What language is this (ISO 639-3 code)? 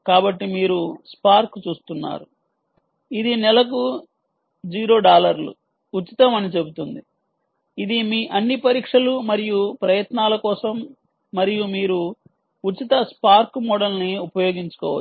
tel